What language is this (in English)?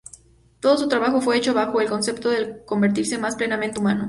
Spanish